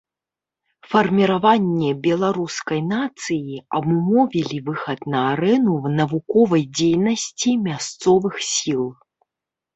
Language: Belarusian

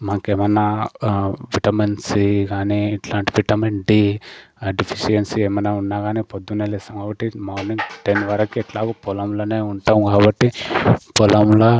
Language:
Telugu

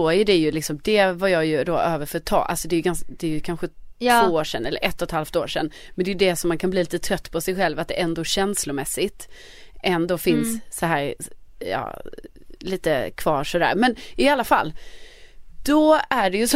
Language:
Swedish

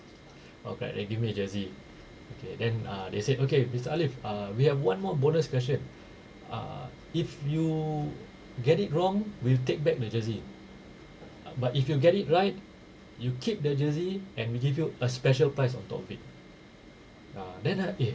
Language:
English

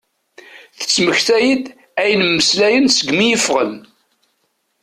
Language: Kabyle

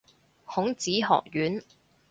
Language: Cantonese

